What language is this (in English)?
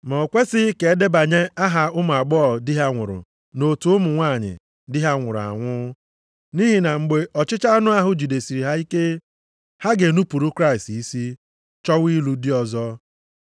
Igbo